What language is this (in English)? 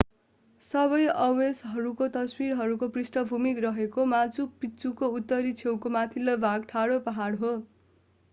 Nepali